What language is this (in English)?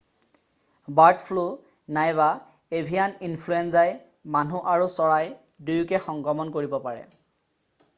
Assamese